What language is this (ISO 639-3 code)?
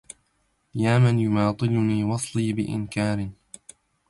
ara